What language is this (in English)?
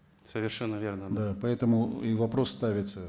Kazakh